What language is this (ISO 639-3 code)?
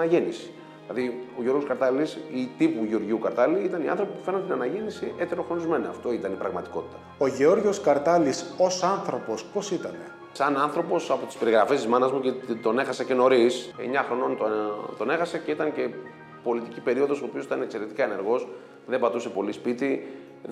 ell